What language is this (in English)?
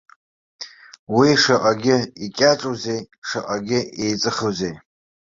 Abkhazian